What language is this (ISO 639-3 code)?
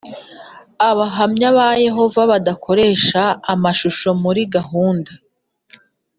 kin